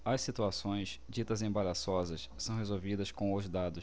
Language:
Portuguese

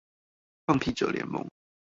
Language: Chinese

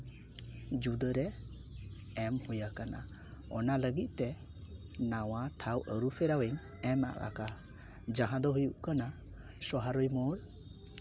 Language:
Santali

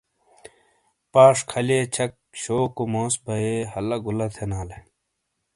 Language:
Shina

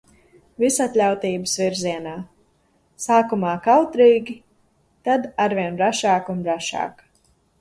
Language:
Latvian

